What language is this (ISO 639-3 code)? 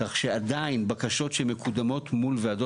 heb